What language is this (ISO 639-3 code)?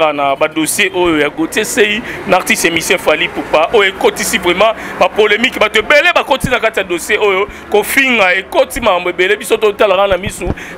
fra